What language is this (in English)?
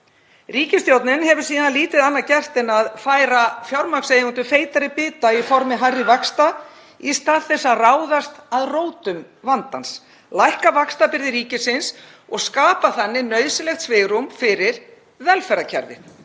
Icelandic